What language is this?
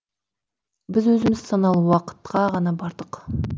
Kazakh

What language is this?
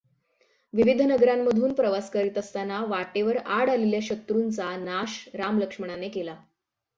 Marathi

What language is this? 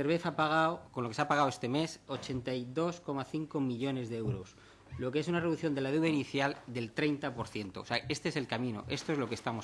Spanish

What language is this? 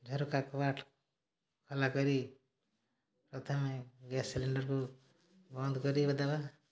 Odia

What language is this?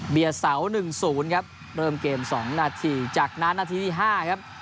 Thai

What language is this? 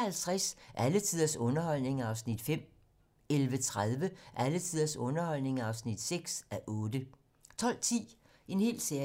Danish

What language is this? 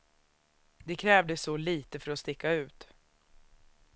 Swedish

